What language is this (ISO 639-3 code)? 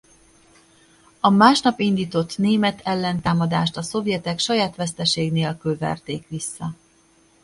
hun